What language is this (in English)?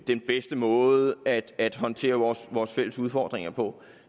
Danish